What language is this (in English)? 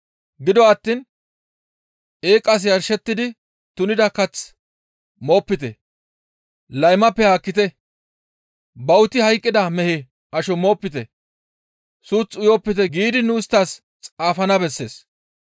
Gamo